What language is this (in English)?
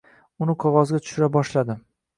Uzbek